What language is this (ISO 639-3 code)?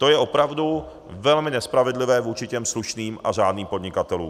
ces